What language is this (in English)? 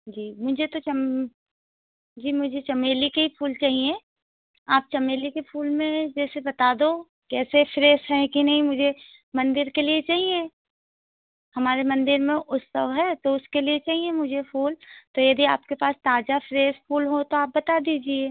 Hindi